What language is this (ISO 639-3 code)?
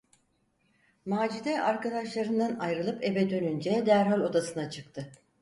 tur